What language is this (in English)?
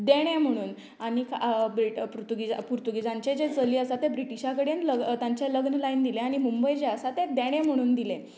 Konkani